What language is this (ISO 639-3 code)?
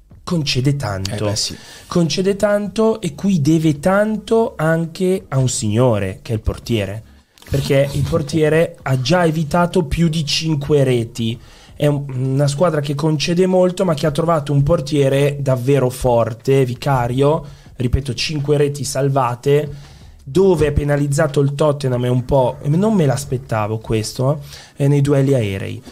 ita